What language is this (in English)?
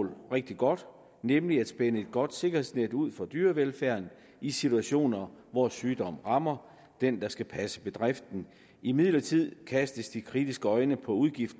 Danish